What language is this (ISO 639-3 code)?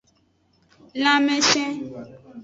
ajg